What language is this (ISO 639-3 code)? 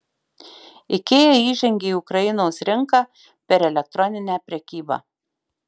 lit